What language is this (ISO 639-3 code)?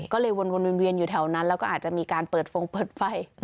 tha